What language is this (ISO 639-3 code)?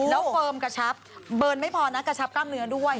tha